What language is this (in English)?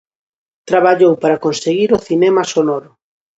Galician